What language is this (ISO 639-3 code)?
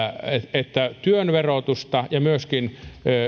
fin